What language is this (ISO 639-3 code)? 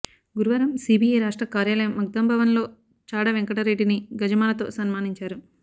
tel